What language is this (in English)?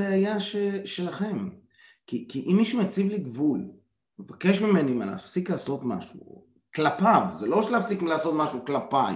Hebrew